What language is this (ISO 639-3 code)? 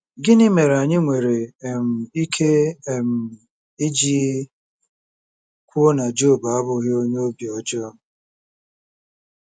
ibo